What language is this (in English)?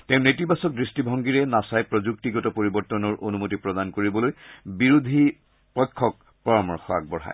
Assamese